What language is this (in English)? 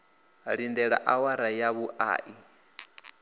Venda